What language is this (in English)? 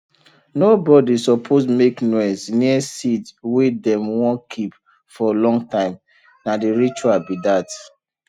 Nigerian Pidgin